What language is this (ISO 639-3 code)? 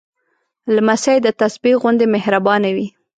pus